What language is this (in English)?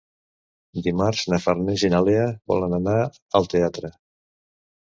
Catalan